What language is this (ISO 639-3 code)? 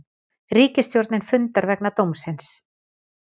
isl